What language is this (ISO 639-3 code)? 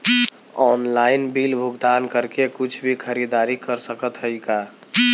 bho